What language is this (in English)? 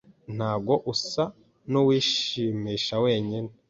Kinyarwanda